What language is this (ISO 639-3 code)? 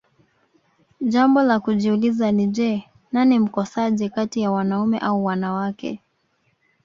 swa